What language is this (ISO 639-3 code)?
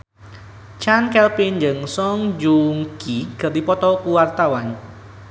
sun